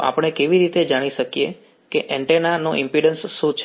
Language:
Gujarati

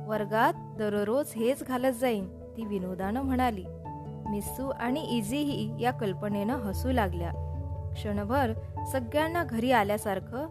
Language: Marathi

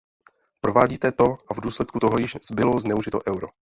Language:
Czech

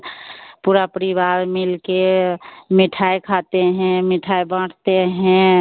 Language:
Hindi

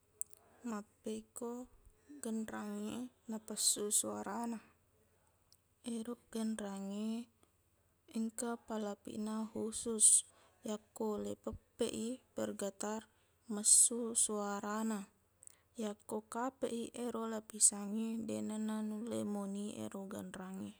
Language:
Buginese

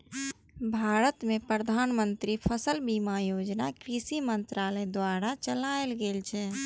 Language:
Maithili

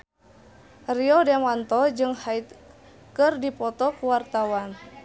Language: Sundanese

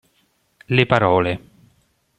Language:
Italian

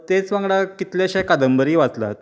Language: Konkani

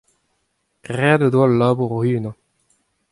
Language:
Breton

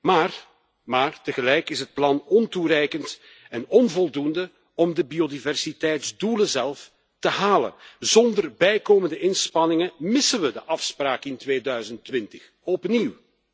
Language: Dutch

